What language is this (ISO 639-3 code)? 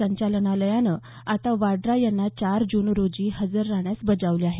mar